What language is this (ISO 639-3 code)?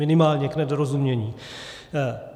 ces